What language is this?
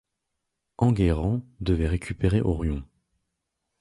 French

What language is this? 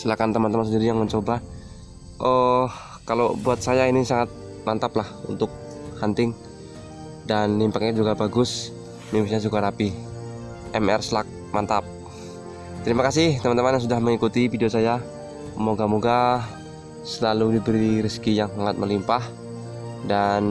Indonesian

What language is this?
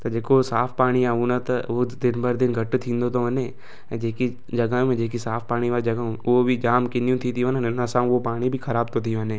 Sindhi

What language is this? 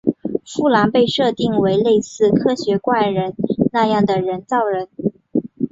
Chinese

